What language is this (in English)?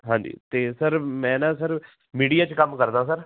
Punjabi